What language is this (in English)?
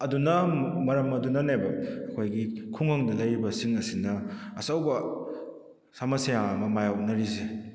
Manipuri